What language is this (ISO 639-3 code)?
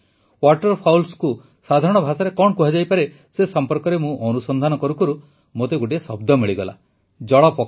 ori